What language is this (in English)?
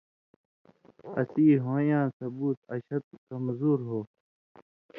Indus Kohistani